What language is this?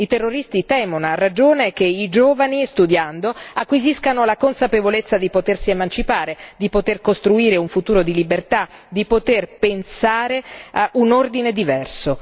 Italian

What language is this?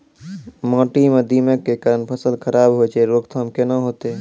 Maithili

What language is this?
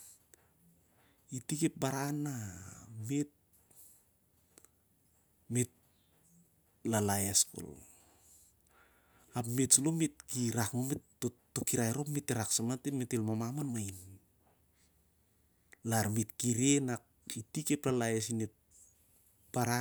Siar-Lak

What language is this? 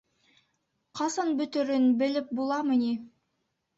Bashkir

